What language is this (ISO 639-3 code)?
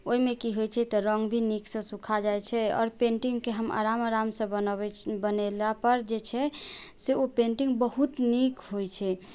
mai